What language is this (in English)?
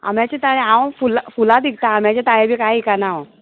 Konkani